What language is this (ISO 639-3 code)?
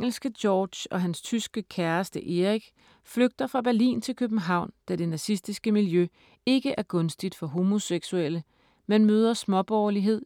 dan